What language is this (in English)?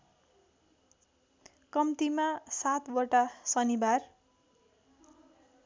Nepali